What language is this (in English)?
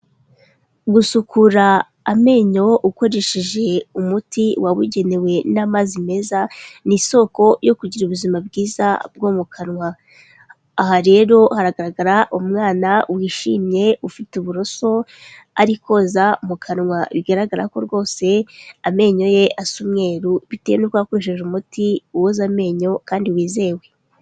Kinyarwanda